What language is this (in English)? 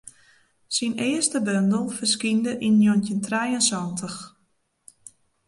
Western Frisian